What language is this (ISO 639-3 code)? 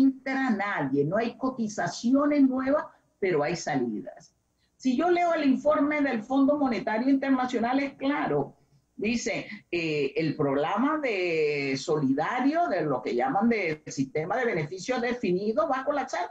spa